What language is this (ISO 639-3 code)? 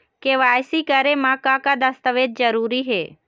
hne